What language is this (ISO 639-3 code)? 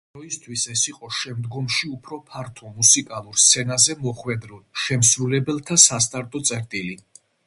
kat